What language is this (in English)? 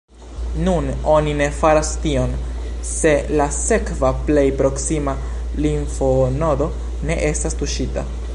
Esperanto